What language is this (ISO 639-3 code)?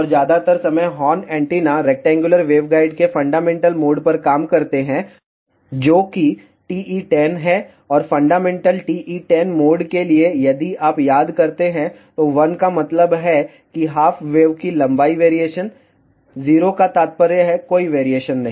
hin